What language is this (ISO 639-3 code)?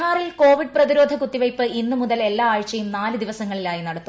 mal